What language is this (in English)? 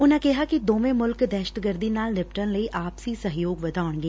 Punjabi